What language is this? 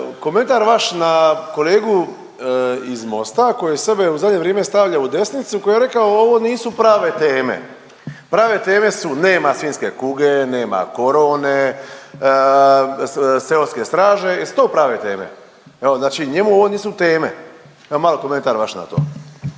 Croatian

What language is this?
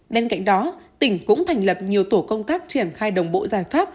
Vietnamese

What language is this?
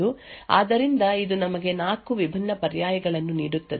Kannada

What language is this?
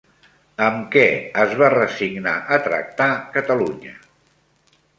Catalan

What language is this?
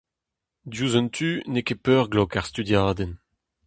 Breton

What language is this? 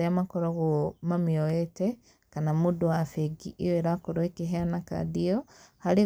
Kikuyu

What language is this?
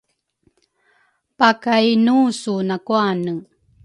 Rukai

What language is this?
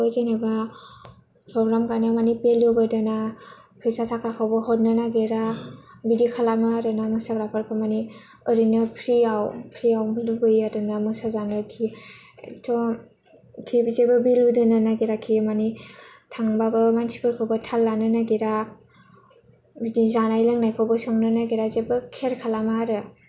Bodo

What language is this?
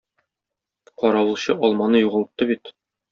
Tatar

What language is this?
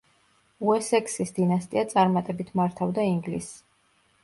Georgian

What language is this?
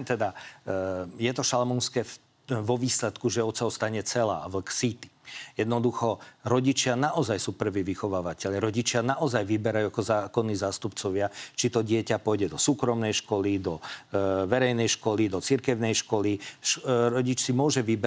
Slovak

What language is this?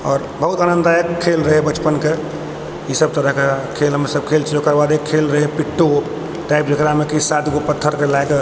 Maithili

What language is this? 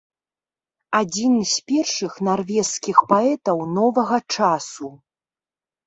Belarusian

